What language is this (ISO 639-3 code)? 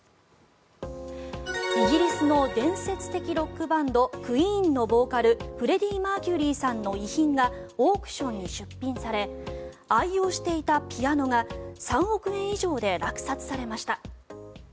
jpn